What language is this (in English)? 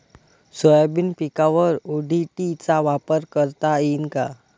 Marathi